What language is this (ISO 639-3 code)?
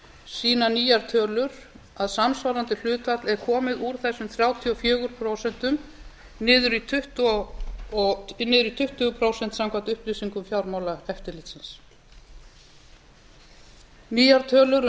isl